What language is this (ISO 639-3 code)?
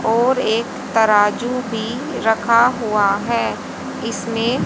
hin